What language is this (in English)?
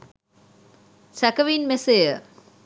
Sinhala